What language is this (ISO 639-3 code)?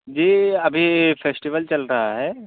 urd